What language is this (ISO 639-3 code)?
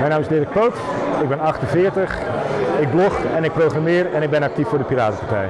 nld